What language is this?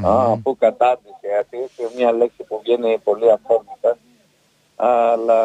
Greek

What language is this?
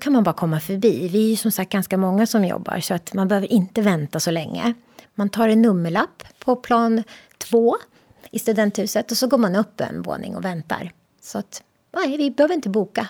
Swedish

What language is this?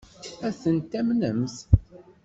Kabyle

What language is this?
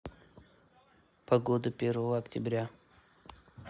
Russian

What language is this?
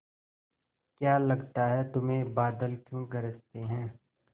Hindi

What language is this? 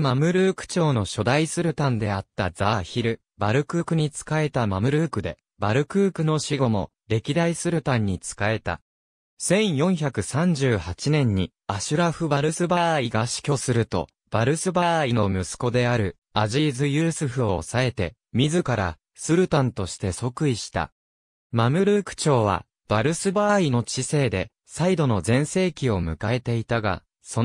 Japanese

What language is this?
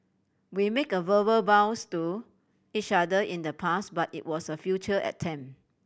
English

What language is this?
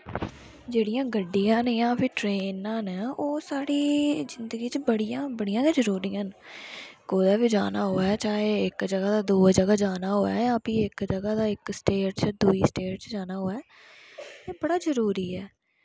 Dogri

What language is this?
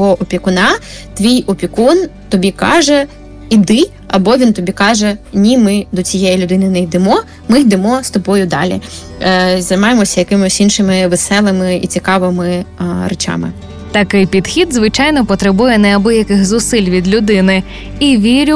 Ukrainian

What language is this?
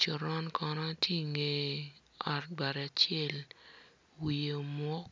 Acoli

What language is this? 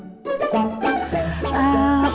Indonesian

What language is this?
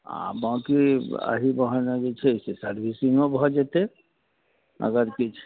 Maithili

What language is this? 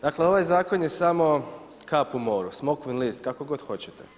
Croatian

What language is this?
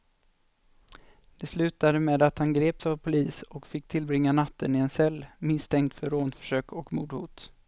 Swedish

